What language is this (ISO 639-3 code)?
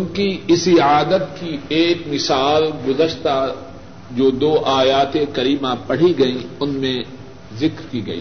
urd